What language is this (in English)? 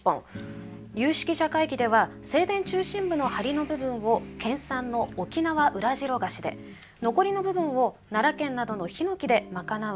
Japanese